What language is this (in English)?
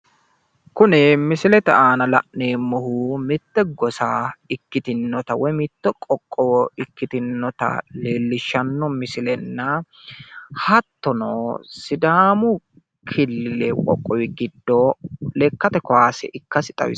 Sidamo